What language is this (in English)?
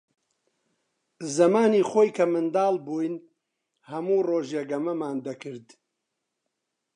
Central Kurdish